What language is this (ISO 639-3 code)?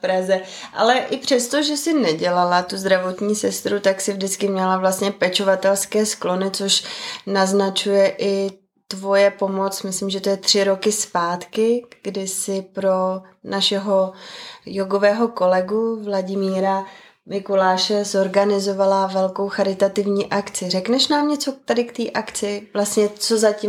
ces